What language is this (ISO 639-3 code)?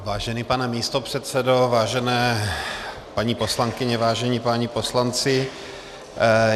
ces